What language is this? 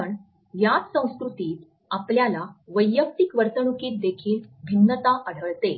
Marathi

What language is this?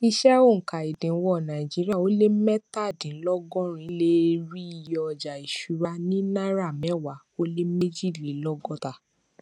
Yoruba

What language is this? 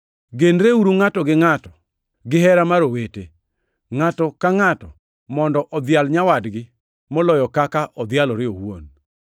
Luo (Kenya and Tanzania)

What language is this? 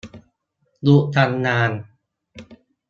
Thai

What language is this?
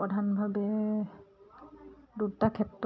Assamese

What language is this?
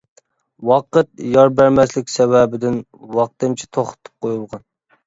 Uyghur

